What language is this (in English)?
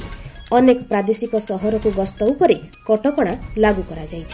Odia